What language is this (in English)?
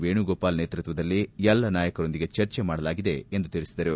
Kannada